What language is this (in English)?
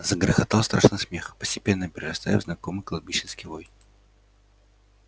Russian